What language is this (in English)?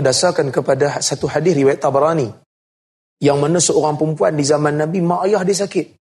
Malay